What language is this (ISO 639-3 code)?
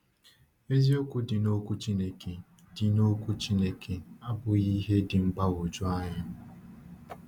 ibo